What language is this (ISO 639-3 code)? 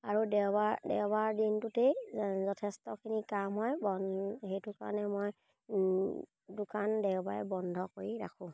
asm